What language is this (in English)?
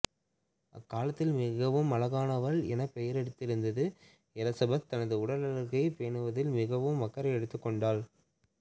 Tamil